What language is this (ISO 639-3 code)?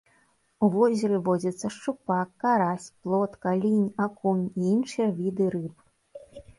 bel